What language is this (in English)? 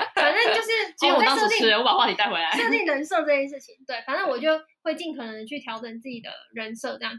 Chinese